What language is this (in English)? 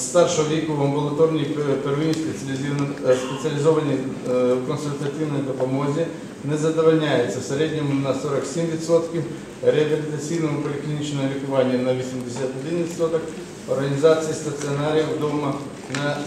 Ukrainian